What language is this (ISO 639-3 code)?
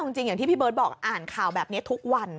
tha